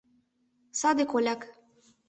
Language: Mari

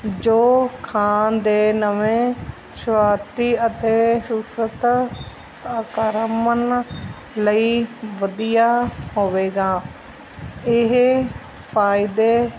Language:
Punjabi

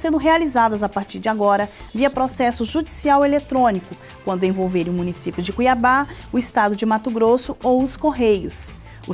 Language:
Portuguese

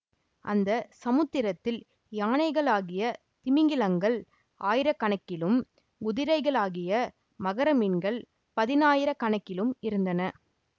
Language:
Tamil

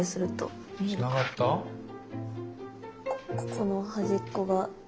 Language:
Japanese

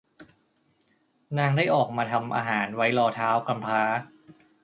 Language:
Thai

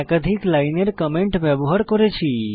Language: Bangla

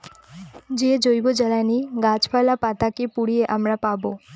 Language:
Bangla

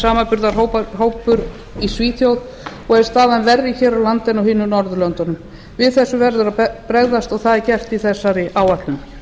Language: Icelandic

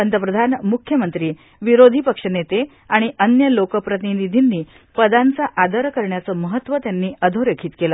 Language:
Marathi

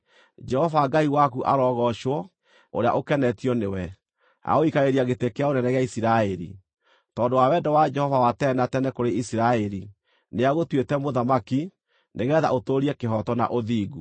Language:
Kikuyu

